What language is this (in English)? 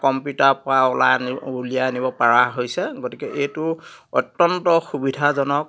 Assamese